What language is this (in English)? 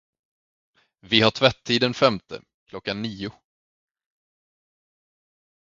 Swedish